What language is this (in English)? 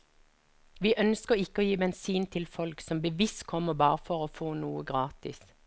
Norwegian